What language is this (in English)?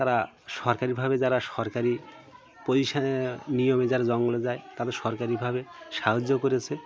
Bangla